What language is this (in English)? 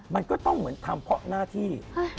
Thai